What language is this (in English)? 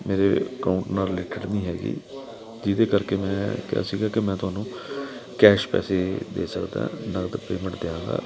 Punjabi